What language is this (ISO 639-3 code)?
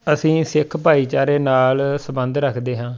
pan